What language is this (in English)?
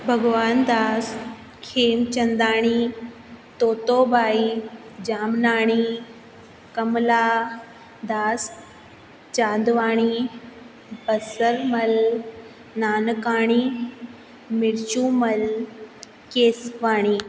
Sindhi